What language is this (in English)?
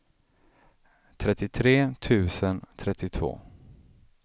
Swedish